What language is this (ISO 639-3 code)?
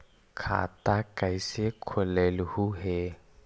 mag